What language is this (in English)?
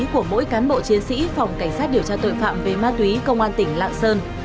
Vietnamese